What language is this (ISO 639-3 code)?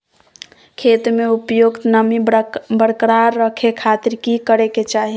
mag